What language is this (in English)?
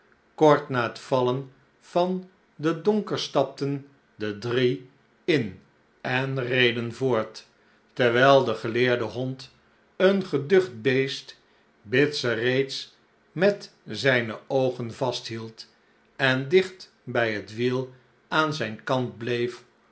Dutch